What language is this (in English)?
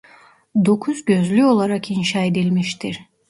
Turkish